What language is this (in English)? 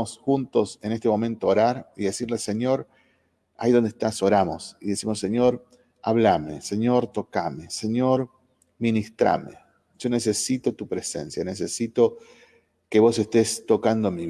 Spanish